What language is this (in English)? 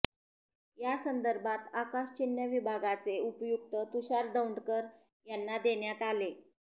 Marathi